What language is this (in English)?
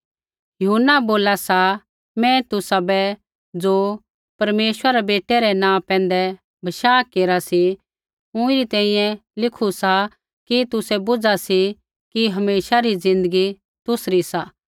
Kullu Pahari